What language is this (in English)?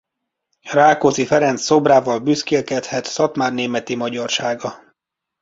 Hungarian